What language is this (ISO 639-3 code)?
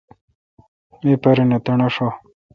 xka